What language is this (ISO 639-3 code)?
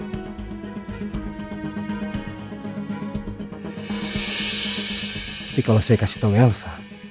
ind